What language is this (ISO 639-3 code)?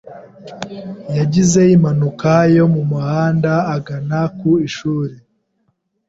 kin